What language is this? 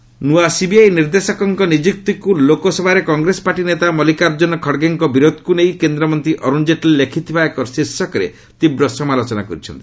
Odia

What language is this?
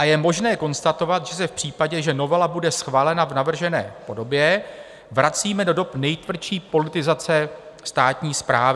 Czech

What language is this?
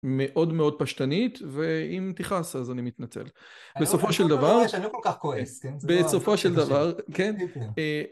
Hebrew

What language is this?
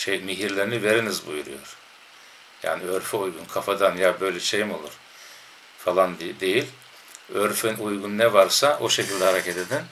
Turkish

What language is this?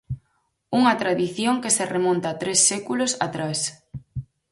Galician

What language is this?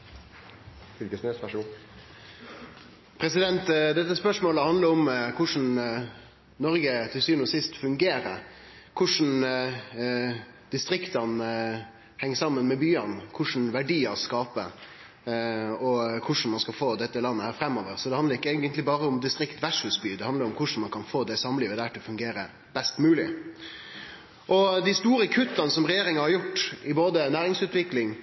Norwegian Nynorsk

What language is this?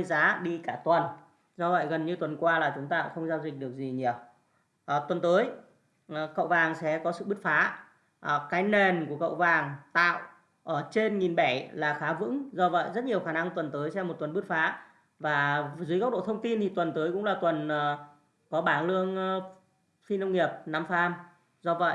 Vietnamese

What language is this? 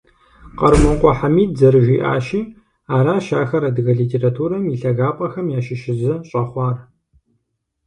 Kabardian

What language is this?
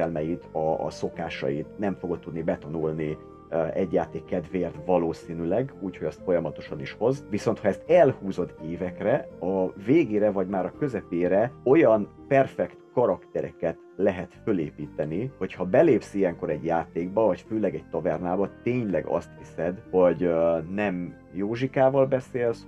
Hungarian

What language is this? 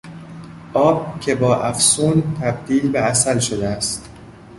Persian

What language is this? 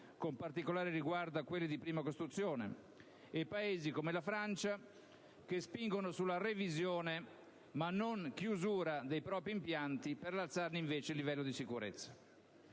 Italian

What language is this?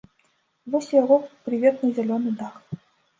Belarusian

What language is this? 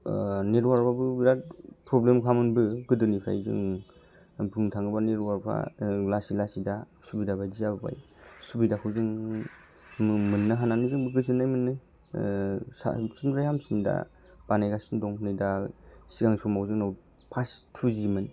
Bodo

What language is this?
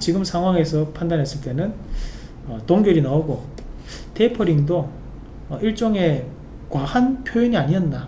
Korean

